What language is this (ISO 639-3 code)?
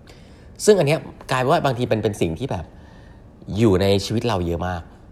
tha